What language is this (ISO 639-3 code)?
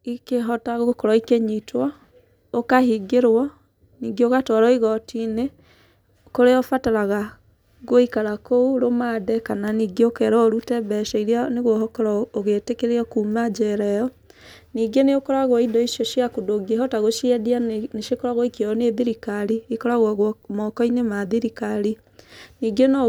kik